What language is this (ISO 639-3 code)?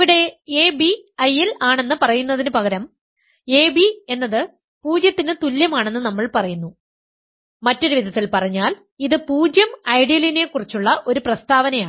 mal